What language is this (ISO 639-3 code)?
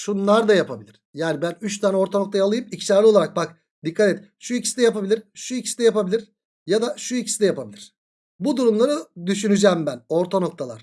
tur